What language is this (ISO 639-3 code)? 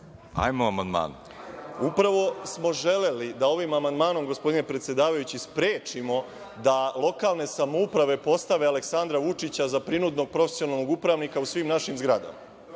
srp